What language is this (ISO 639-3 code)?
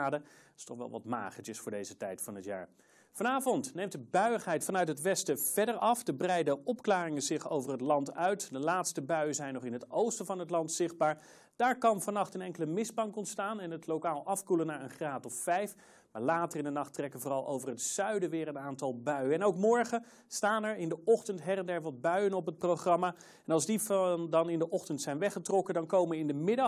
nld